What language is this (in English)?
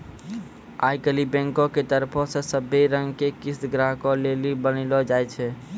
Maithili